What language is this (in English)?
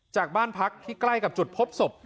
Thai